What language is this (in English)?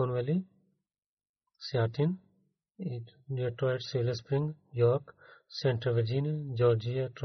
Bulgarian